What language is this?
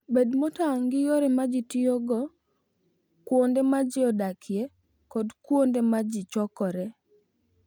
Luo (Kenya and Tanzania)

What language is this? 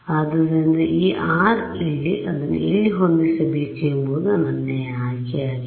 Kannada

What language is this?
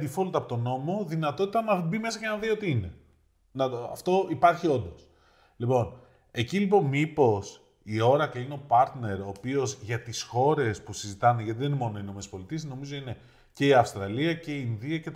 Greek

